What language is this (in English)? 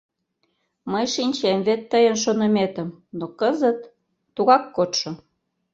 Mari